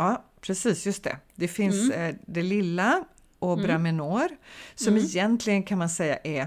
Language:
Swedish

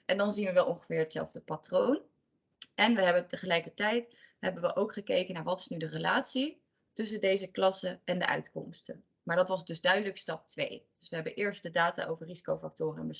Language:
Dutch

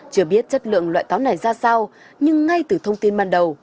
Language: Vietnamese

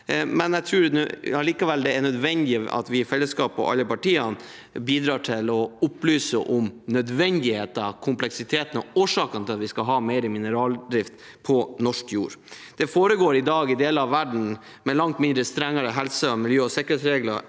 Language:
Norwegian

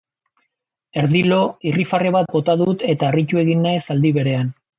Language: Basque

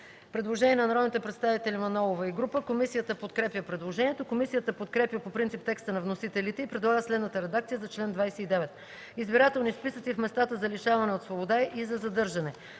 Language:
Bulgarian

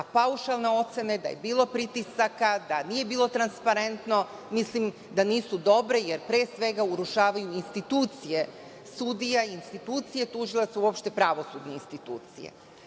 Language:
Serbian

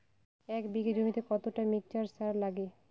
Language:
Bangla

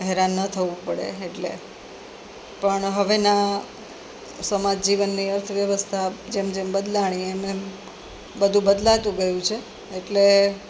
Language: Gujarati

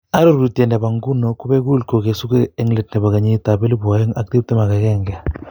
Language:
Kalenjin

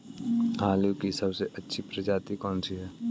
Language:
Hindi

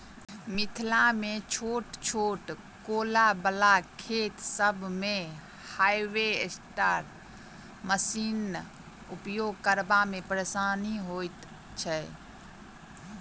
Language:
Maithili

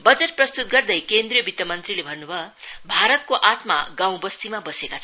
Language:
Nepali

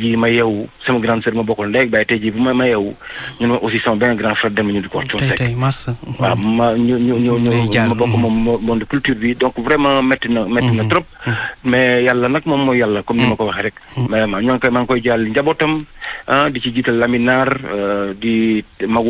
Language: French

